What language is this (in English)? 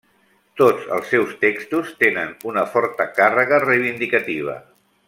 Catalan